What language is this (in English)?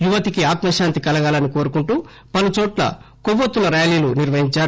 Telugu